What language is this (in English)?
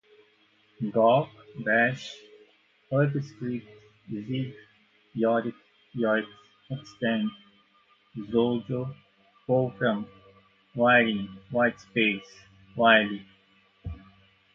Portuguese